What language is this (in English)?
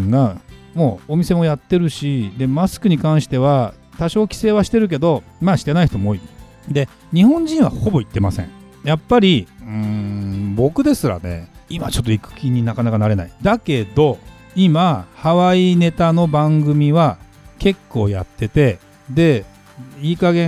Japanese